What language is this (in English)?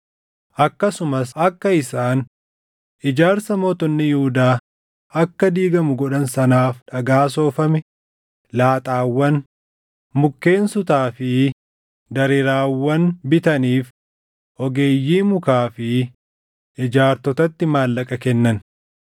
Oromo